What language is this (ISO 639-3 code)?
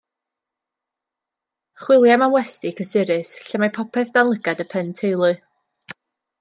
cym